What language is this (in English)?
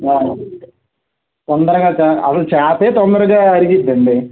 Telugu